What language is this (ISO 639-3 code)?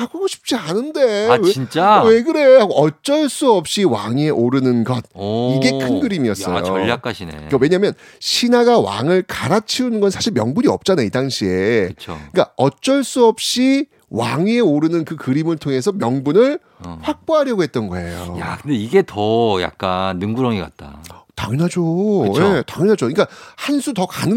kor